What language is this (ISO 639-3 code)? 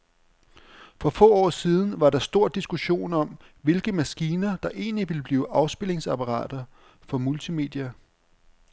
dan